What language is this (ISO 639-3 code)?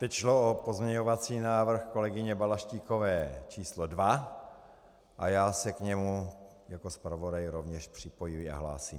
ces